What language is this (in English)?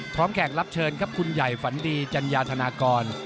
Thai